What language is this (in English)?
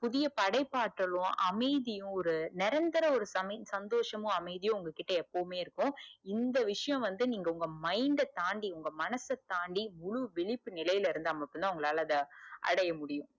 Tamil